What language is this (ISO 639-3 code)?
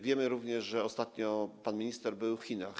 pol